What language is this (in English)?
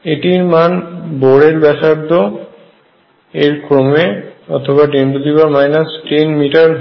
Bangla